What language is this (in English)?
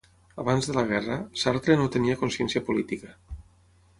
Catalan